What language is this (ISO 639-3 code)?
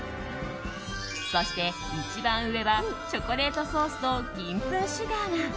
jpn